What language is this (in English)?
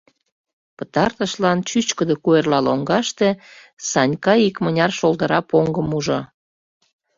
Mari